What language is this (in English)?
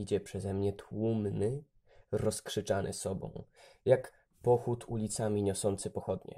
Polish